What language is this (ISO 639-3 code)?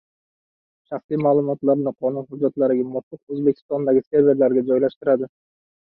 uzb